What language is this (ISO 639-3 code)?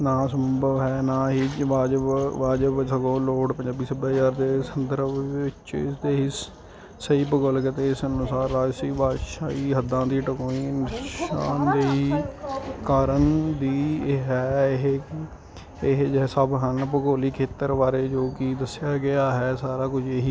pan